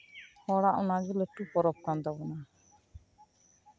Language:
Santali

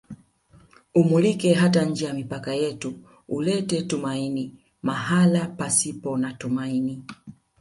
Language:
Swahili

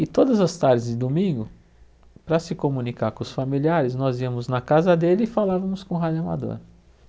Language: Portuguese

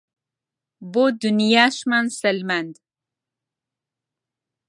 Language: Central Kurdish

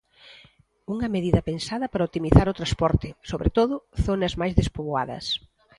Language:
Galician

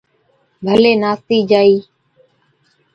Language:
Od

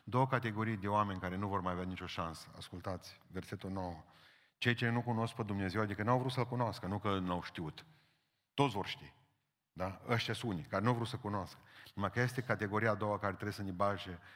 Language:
Romanian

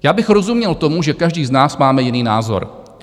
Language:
Czech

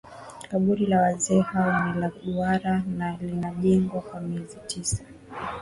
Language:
Swahili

